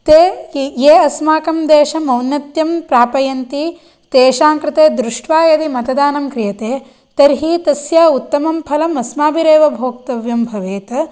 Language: Sanskrit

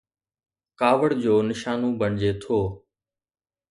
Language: Sindhi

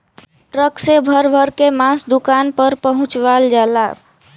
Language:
Bhojpuri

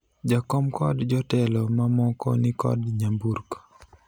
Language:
Luo (Kenya and Tanzania)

